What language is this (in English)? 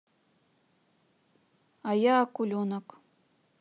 Russian